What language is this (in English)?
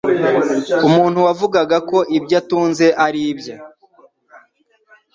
Kinyarwanda